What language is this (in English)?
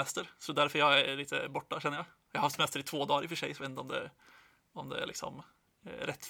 Swedish